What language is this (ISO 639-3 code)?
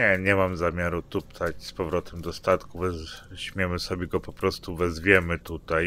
pol